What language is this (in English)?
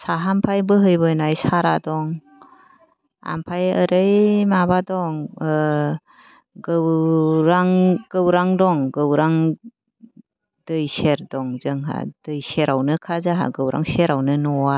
Bodo